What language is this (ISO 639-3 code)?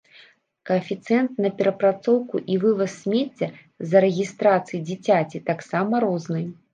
bel